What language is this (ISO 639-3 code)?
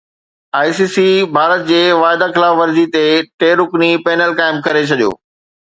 snd